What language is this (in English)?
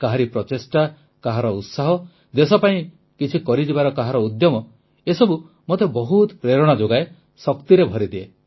Odia